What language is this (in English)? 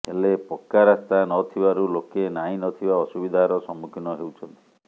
Odia